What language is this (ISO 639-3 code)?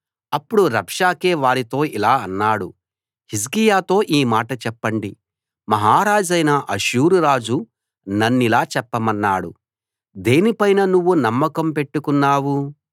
tel